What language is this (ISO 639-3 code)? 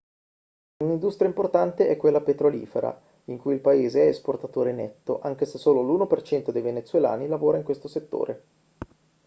ita